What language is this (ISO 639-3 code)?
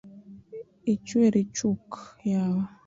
luo